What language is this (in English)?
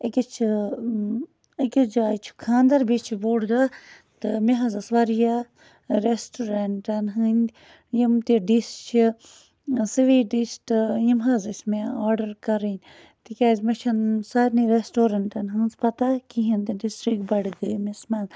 Kashmiri